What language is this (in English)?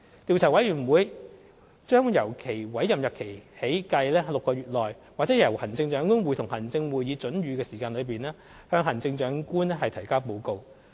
Cantonese